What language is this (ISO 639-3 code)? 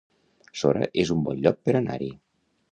cat